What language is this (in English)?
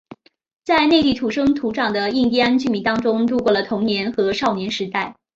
Chinese